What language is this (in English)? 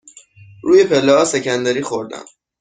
Persian